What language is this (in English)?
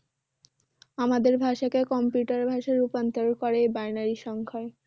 Bangla